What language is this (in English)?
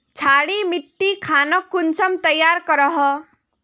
Magahi